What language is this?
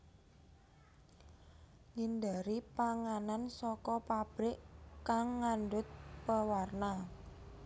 Javanese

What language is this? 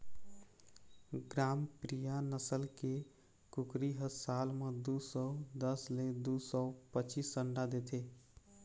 Chhattisgarhi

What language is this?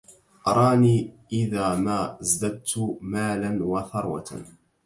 Arabic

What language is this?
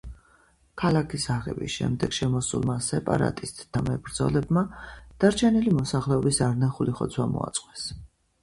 Georgian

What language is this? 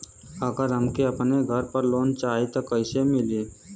Bhojpuri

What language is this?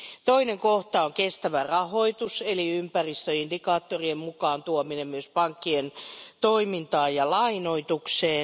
Finnish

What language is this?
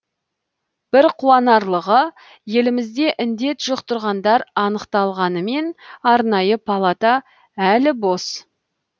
Kazakh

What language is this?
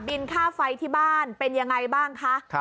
Thai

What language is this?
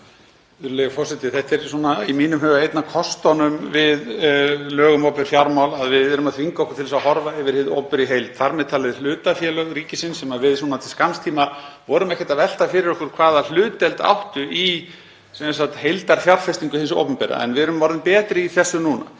Icelandic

